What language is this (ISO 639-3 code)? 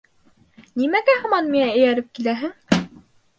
bak